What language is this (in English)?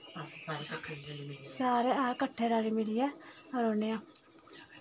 Dogri